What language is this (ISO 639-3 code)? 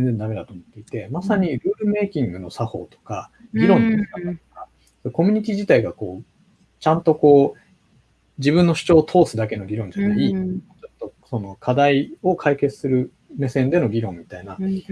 jpn